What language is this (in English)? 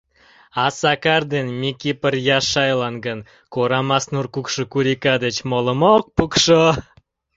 Mari